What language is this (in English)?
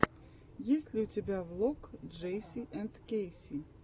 Russian